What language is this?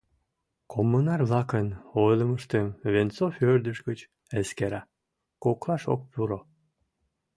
Mari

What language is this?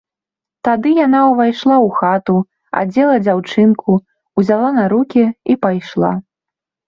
Belarusian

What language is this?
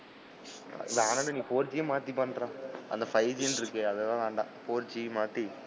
Tamil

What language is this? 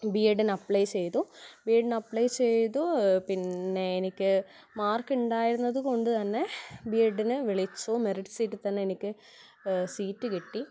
Malayalam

